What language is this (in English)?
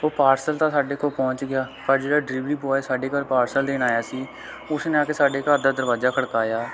Punjabi